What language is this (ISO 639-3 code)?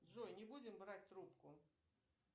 rus